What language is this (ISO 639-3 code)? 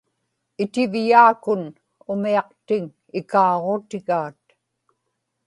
ipk